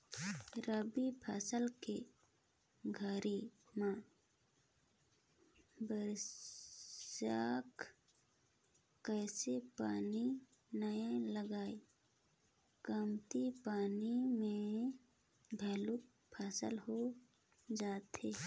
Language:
Chhattisgarhi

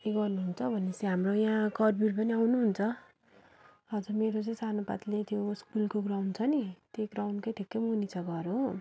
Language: Nepali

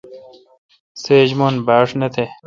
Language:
Kalkoti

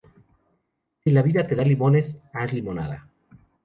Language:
Spanish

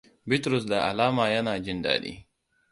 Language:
Hausa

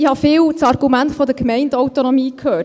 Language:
Swiss German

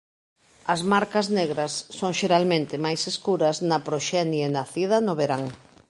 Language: Galician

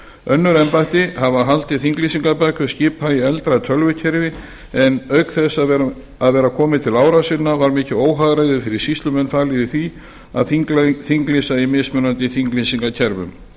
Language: Icelandic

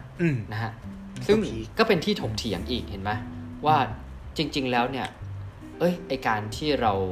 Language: Thai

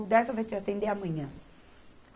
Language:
Portuguese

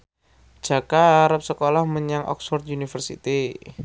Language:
Javanese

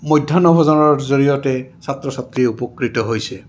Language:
Assamese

